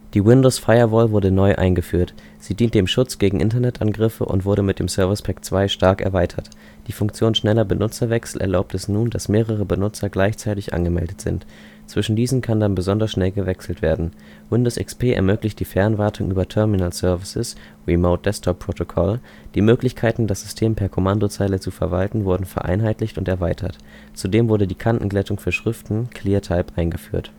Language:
German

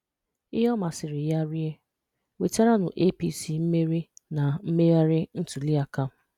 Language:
Igbo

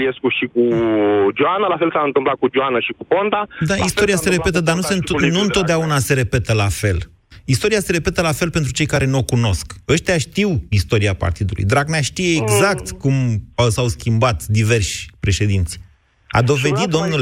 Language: Romanian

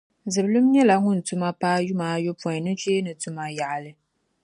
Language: Dagbani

